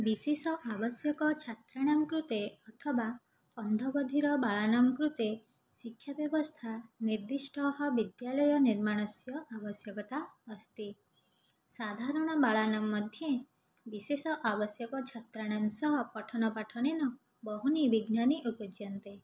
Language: Sanskrit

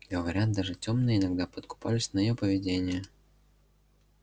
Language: Russian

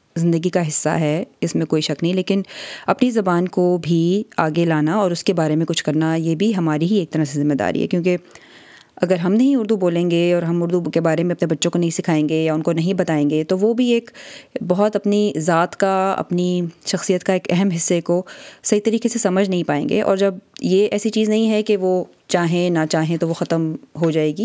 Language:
Urdu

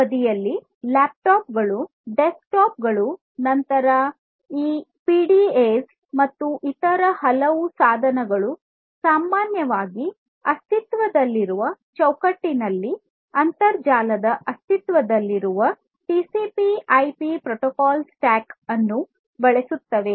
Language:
Kannada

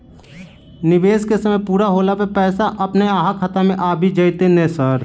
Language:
Maithili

